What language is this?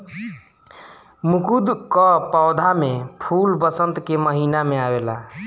Bhojpuri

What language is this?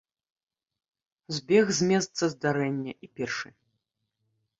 Belarusian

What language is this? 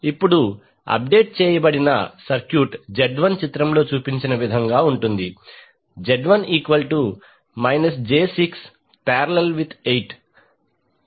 Telugu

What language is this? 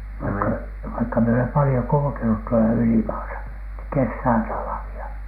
Finnish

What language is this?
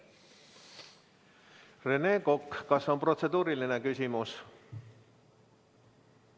Estonian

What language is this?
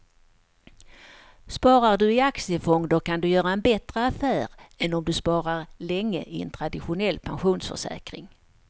Swedish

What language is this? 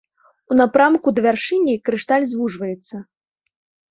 Belarusian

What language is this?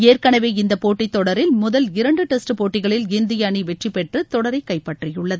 Tamil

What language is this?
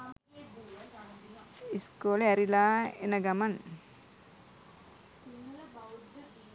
Sinhala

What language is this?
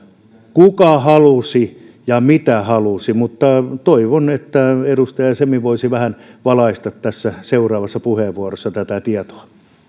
Finnish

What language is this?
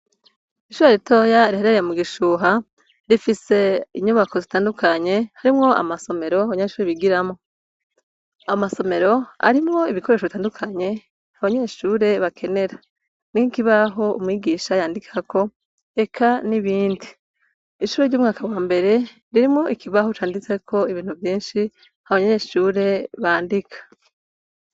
Rundi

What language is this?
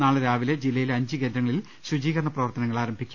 Malayalam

